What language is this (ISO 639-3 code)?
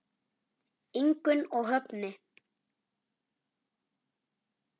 isl